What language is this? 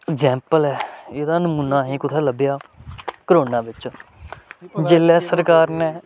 Dogri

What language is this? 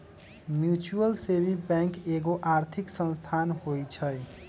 Magahi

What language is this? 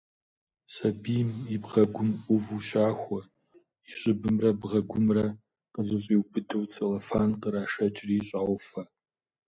Kabardian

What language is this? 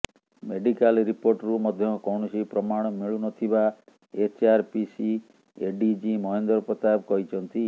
Odia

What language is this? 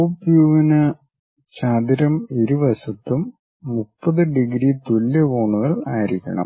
Malayalam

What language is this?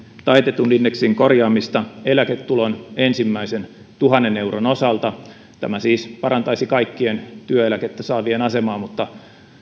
Finnish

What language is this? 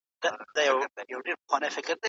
Pashto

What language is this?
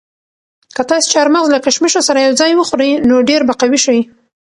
Pashto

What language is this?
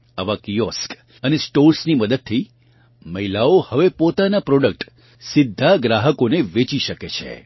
Gujarati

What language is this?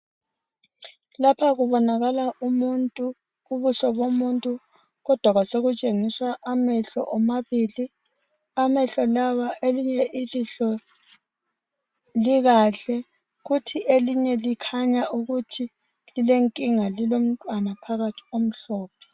North Ndebele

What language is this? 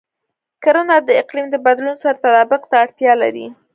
Pashto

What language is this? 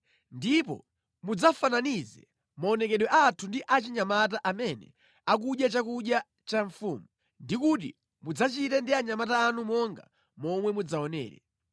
Nyanja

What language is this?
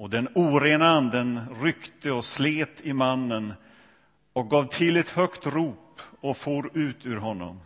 Swedish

